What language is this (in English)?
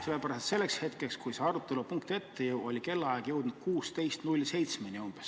Estonian